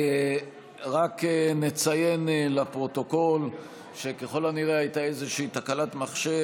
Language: Hebrew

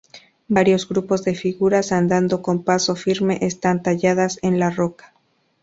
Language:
Spanish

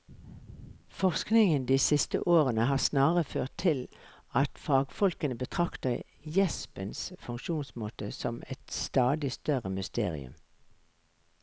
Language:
Norwegian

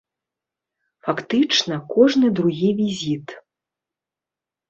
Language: Belarusian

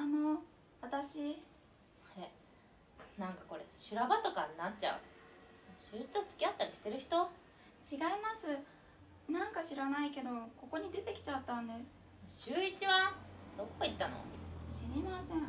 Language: Japanese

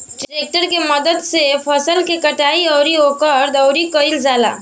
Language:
Bhojpuri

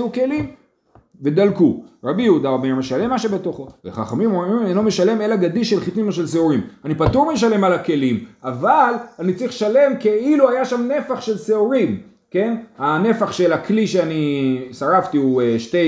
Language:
Hebrew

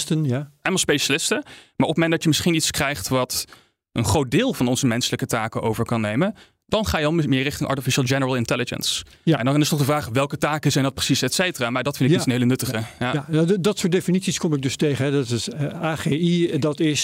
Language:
Dutch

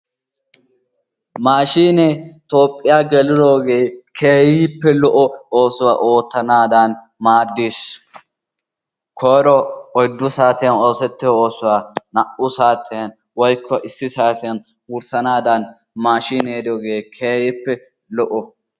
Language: Wolaytta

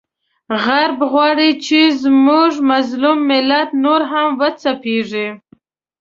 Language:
Pashto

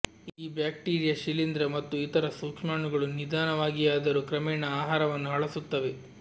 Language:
Kannada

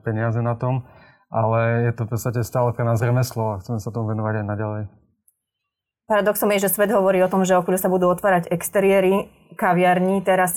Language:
Slovak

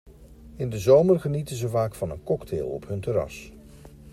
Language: Dutch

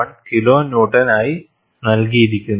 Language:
Malayalam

